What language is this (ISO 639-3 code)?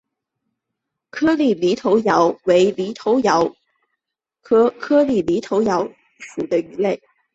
zho